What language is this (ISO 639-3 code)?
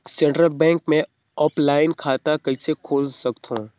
hne